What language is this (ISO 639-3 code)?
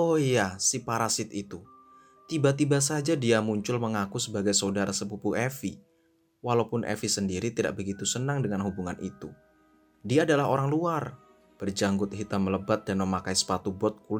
ind